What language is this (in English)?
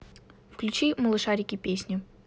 Russian